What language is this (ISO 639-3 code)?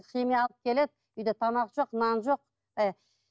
kaz